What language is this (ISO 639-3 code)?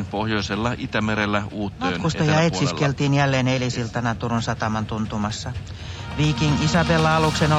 fin